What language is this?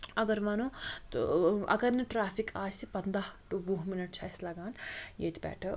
Kashmiri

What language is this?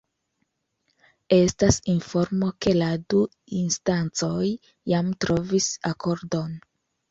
Esperanto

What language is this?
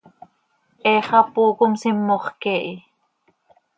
Seri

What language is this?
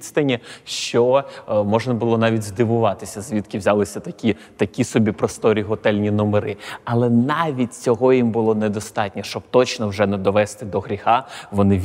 Ukrainian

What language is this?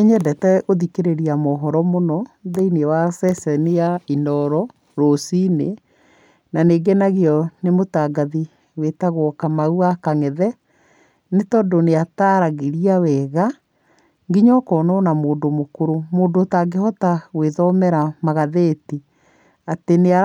Kikuyu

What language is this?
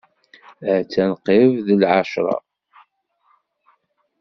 Kabyle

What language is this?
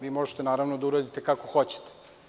Serbian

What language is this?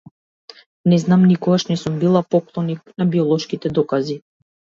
Macedonian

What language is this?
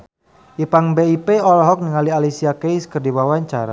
Sundanese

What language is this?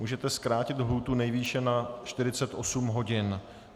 Czech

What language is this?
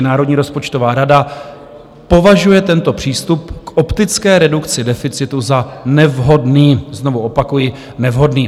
Czech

